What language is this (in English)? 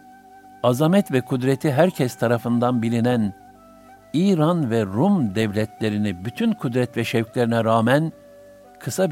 Turkish